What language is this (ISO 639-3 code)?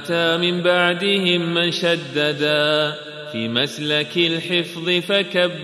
ara